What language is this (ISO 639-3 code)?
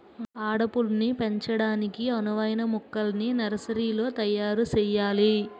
tel